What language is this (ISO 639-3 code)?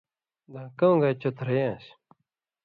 mvy